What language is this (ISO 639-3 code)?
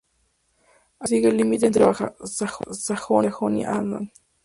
spa